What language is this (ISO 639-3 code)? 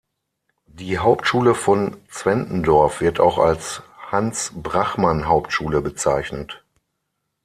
deu